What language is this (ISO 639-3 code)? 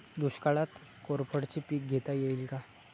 mar